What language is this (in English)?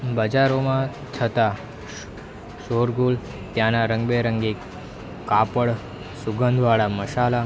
Gujarati